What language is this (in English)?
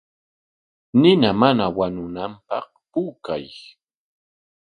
Corongo Ancash Quechua